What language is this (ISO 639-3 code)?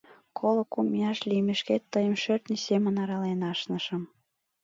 chm